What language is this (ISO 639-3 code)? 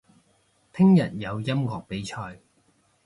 yue